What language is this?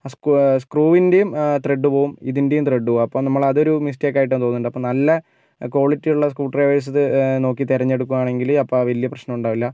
Malayalam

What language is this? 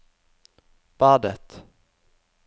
Norwegian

